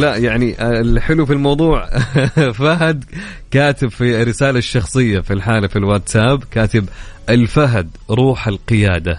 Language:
Arabic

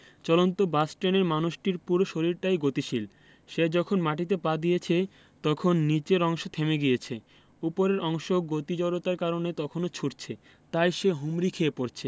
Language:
Bangla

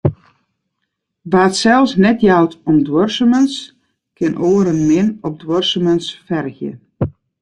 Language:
Western Frisian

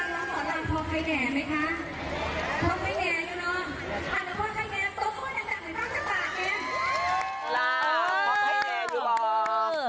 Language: Thai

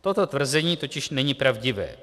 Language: Czech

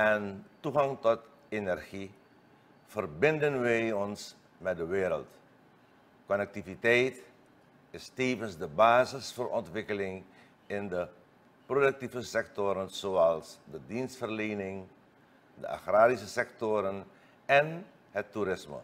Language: Dutch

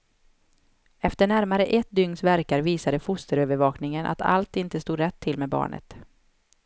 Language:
Swedish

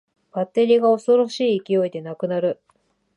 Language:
Japanese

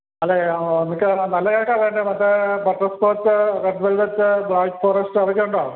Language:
Malayalam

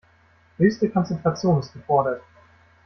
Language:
German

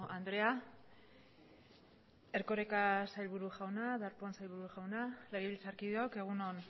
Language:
Basque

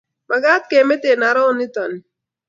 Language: Kalenjin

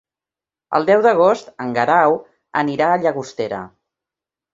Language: Catalan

